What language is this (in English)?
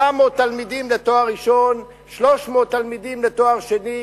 Hebrew